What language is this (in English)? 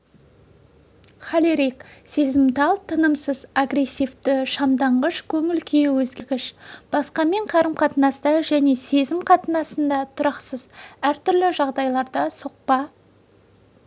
Kazakh